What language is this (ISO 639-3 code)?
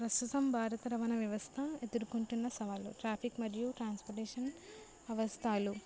tel